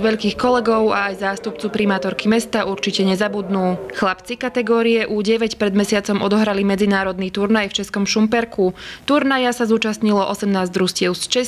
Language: Slovak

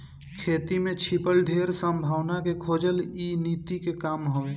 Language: Bhojpuri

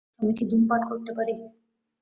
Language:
Bangla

